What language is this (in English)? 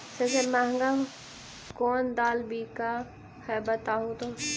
Magahi